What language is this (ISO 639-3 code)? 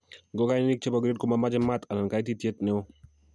kln